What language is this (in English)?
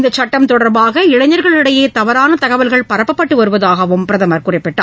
Tamil